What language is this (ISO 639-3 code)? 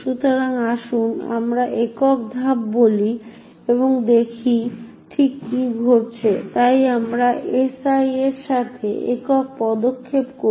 ben